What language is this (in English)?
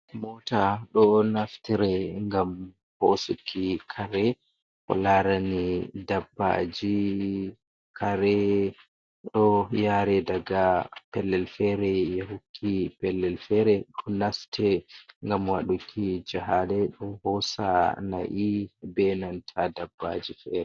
Fula